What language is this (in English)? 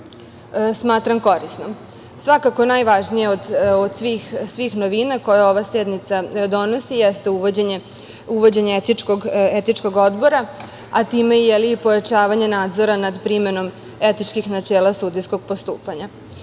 Serbian